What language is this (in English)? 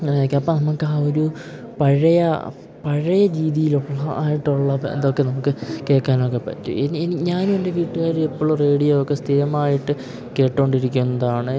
Malayalam